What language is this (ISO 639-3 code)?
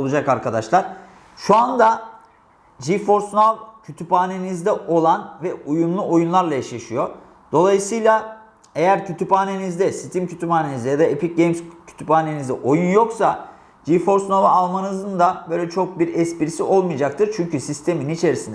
tur